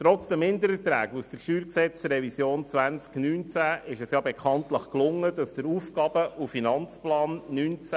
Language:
Swiss German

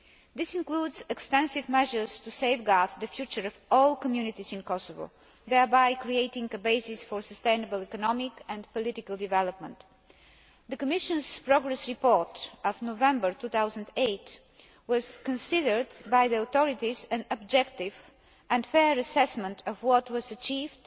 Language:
English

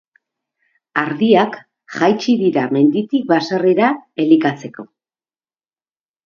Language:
Basque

